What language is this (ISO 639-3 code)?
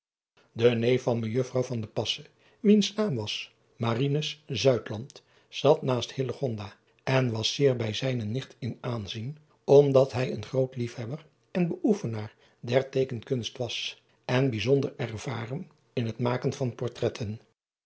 nld